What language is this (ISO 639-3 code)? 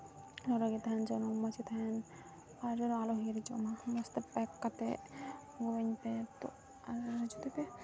sat